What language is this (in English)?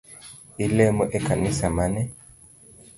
Luo (Kenya and Tanzania)